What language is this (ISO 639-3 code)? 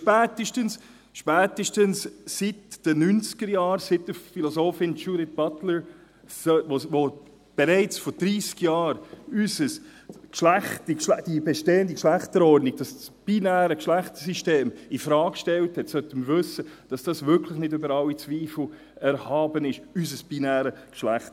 gsw